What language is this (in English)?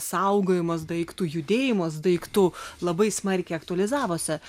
Lithuanian